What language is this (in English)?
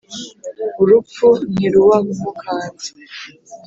Kinyarwanda